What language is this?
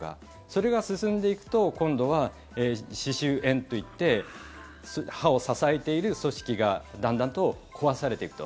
Japanese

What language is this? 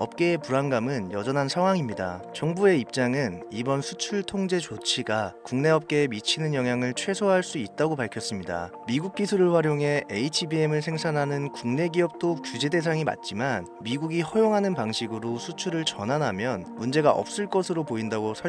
Korean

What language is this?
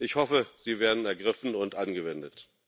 German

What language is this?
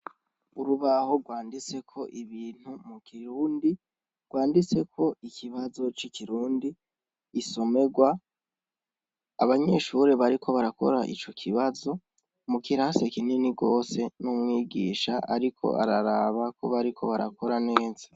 Rundi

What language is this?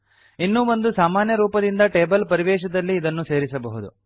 Kannada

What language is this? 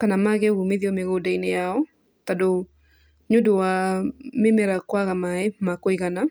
Kikuyu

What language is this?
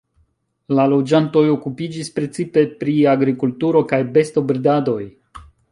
Esperanto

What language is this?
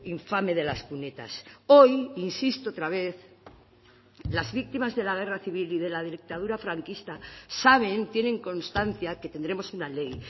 Spanish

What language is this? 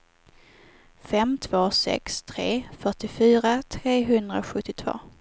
Swedish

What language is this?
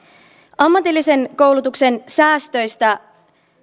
Finnish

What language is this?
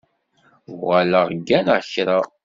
Kabyle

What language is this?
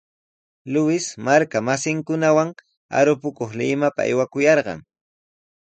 Sihuas Ancash Quechua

